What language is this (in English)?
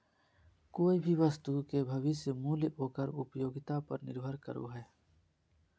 Magahi